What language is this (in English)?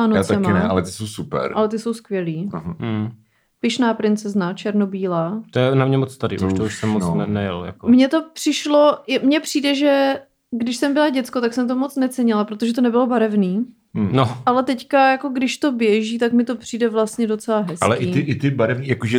Czech